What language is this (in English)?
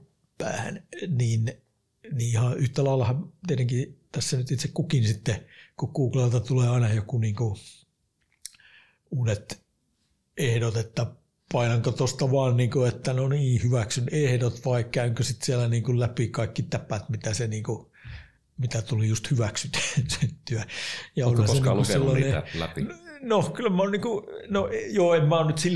Finnish